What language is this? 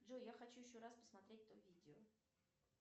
Russian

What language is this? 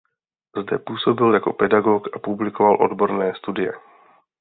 Czech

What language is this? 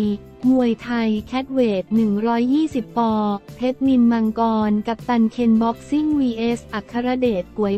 Thai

